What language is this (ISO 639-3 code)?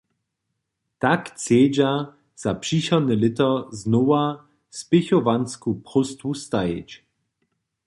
hsb